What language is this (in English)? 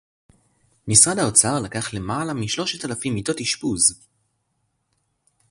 Hebrew